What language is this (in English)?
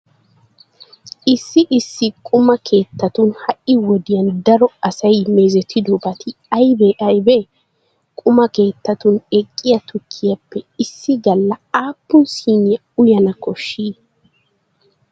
Wolaytta